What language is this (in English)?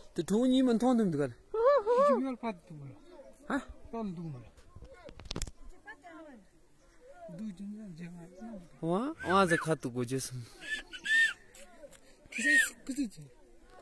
Turkish